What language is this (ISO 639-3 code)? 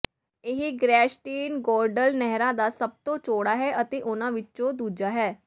pan